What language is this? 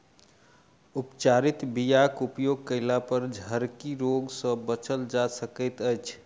Maithili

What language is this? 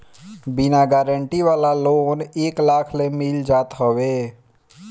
Bhojpuri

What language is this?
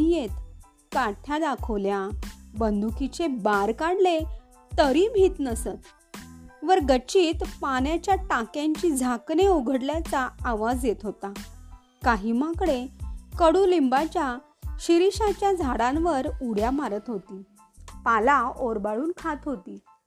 Marathi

